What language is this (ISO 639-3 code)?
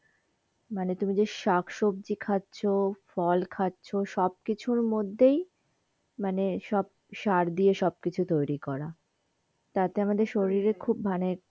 ben